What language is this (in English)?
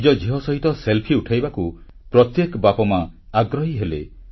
Odia